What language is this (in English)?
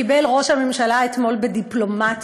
Hebrew